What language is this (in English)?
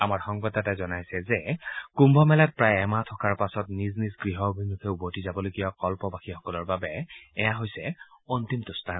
Assamese